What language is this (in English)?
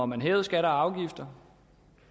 Danish